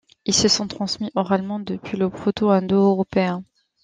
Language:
French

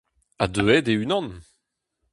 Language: Breton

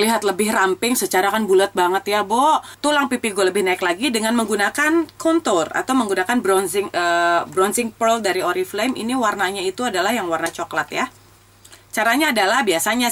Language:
Indonesian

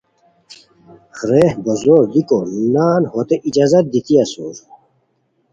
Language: Khowar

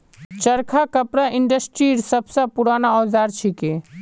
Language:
Magahi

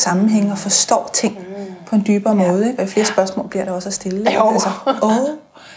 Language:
Danish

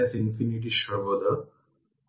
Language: Bangla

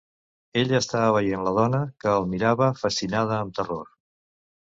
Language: Catalan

